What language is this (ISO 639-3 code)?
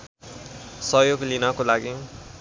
nep